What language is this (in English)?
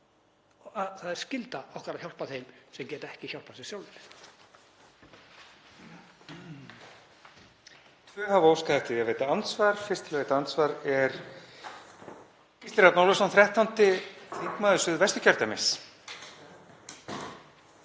Icelandic